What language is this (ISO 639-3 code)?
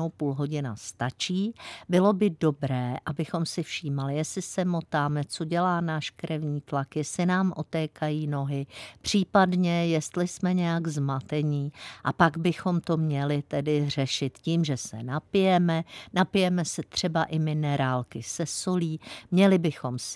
ces